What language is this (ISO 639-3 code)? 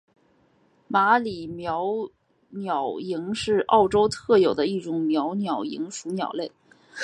zho